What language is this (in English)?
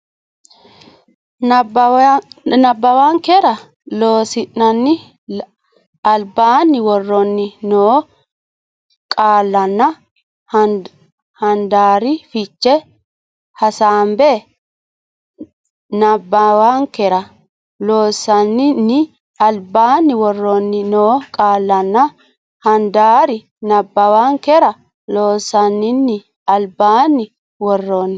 Sidamo